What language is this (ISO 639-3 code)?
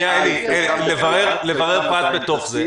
heb